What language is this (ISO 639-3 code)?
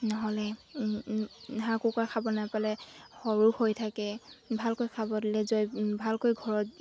asm